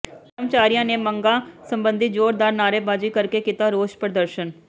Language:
Punjabi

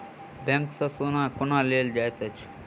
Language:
Maithili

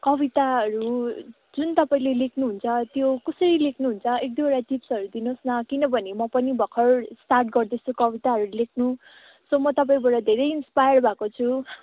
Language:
Nepali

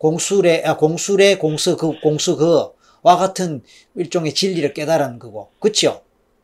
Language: Korean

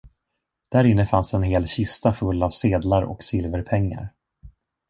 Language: Swedish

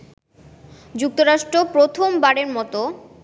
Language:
Bangla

